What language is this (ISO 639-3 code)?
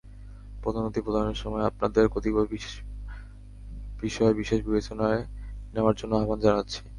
ben